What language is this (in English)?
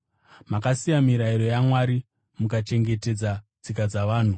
Shona